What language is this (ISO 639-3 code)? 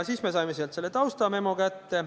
est